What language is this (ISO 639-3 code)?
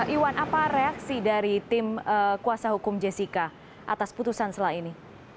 ind